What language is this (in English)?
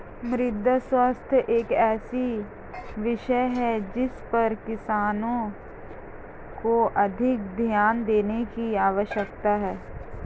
Hindi